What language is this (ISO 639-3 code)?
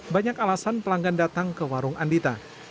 ind